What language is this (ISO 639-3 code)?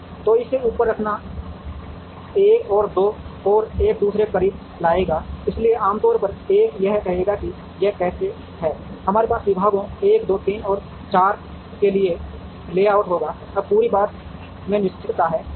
hin